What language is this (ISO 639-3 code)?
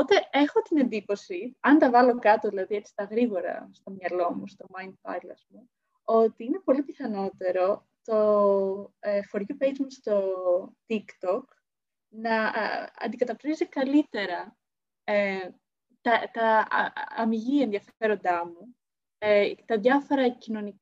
ell